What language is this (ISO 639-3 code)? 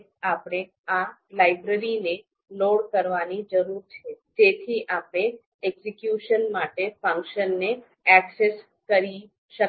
guj